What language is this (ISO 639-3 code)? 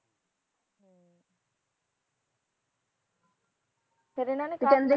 pan